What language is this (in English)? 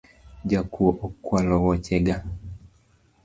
Luo (Kenya and Tanzania)